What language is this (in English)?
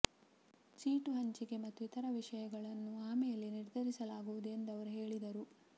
Kannada